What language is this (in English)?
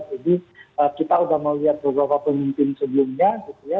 Indonesian